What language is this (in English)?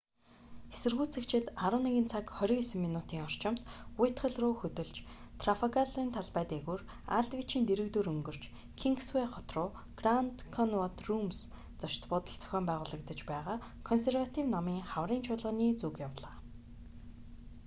Mongolian